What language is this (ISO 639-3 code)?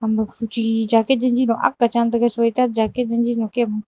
nnp